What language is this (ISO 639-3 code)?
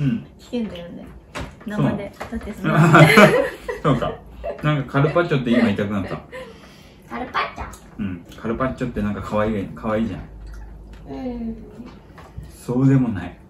jpn